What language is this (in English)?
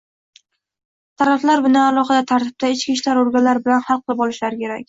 Uzbek